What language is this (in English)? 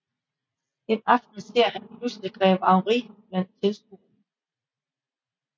Danish